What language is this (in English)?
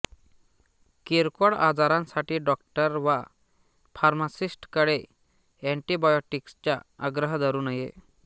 Marathi